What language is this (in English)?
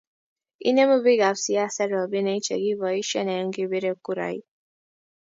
Kalenjin